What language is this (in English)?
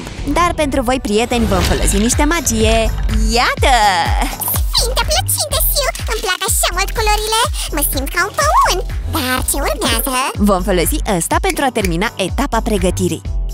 Romanian